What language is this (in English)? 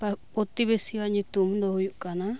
Santali